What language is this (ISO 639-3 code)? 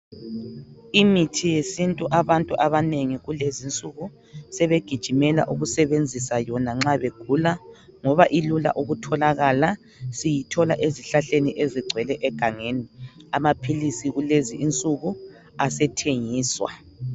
nde